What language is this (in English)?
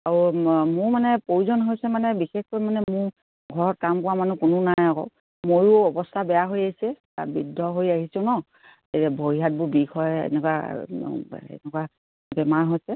Assamese